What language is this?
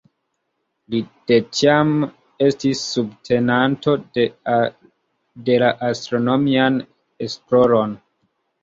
Esperanto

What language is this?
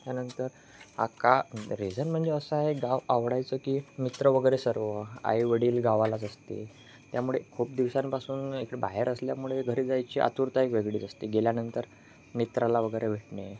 Marathi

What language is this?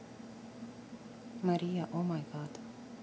Russian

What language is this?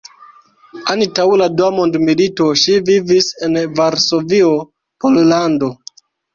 Esperanto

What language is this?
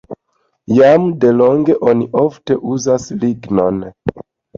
Esperanto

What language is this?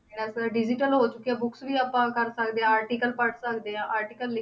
Punjabi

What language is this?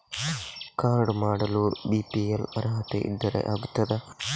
Kannada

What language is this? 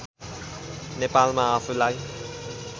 Nepali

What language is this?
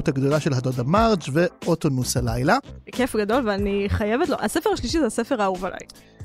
Hebrew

